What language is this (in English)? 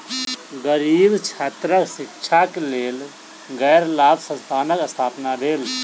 Maithili